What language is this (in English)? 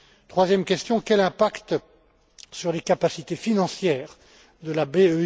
French